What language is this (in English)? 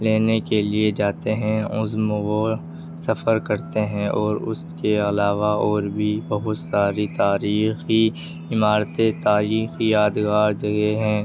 Urdu